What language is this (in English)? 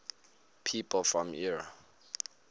English